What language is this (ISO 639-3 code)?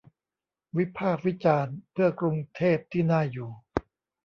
tha